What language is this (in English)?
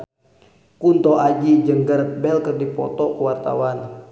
Sundanese